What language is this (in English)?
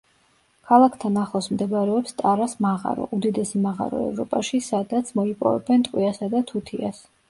Georgian